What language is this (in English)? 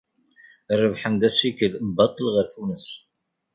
Kabyle